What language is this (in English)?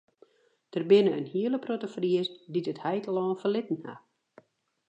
Western Frisian